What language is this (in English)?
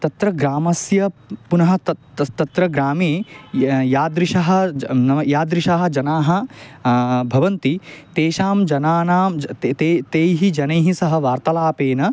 Sanskrit